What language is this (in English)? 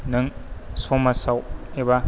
Bodo